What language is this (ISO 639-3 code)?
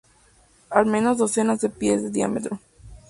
spa